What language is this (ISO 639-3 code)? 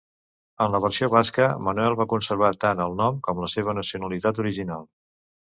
cat